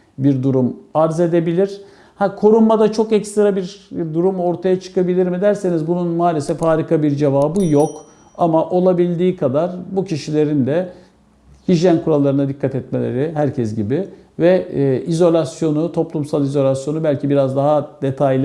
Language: Turkish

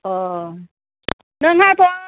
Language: Bodo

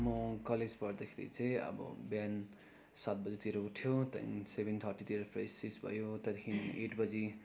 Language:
Nepali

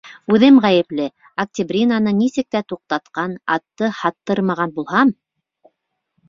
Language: Bashkir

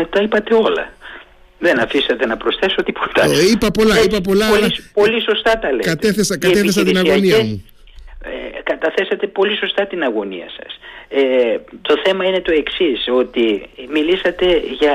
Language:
Greek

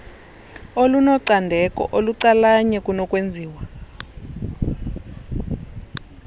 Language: Xhosa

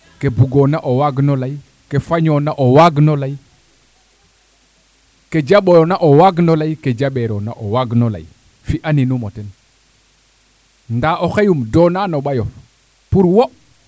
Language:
Serer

